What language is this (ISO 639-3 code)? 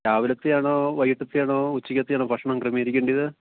mal